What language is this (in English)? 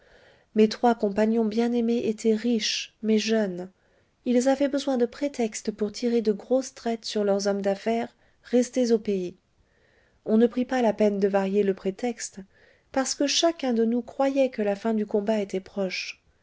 French